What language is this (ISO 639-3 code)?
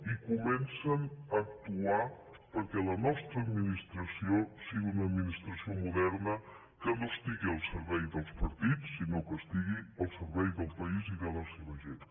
cat